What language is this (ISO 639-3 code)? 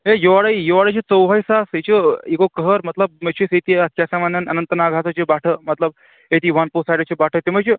kas